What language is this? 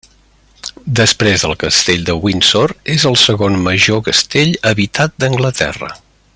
Catalan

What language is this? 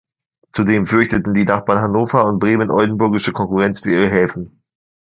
German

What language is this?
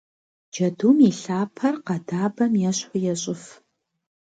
Kabardian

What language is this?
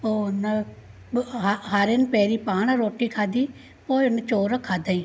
Sindhi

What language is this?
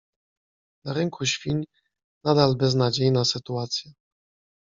Polish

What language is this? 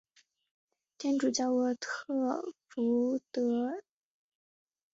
Chinese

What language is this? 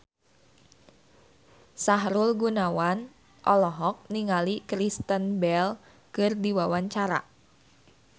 Sundanese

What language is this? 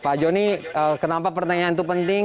Indonesian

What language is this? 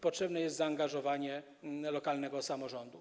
Polish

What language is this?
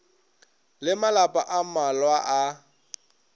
Northern Sotho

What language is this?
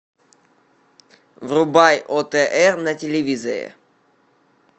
Russian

